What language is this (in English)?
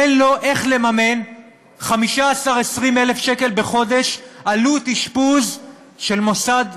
Hebrew